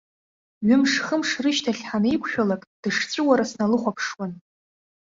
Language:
Abkhazian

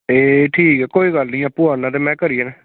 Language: Dogri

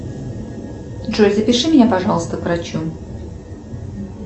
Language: Russian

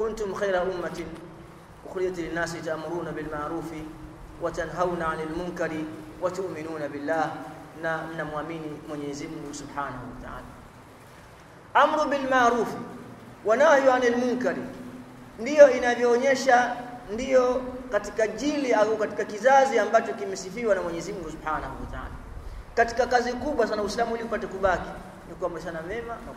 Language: Swahili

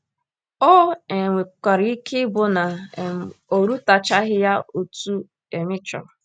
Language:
Igbo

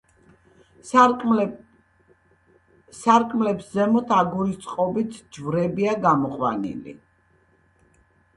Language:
Georgian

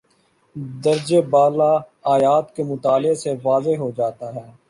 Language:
Urdu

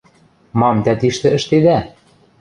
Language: Western Mari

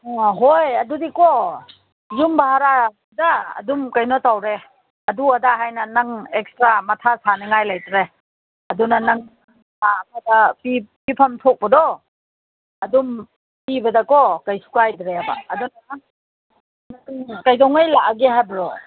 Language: Manipuri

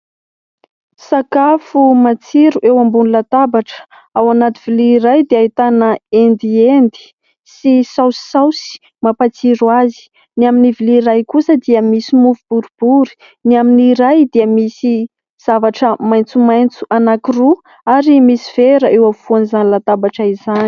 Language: Malagasy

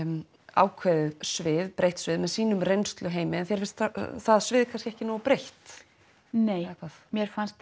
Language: Icelandic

